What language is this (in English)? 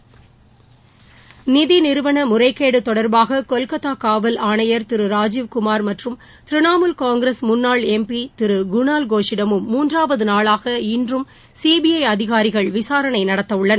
Tamil